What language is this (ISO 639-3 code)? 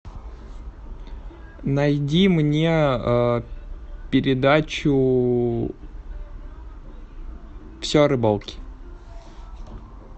rus